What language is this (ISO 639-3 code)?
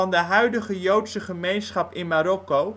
nld